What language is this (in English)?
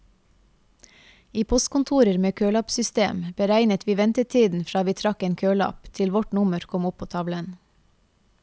Norwegian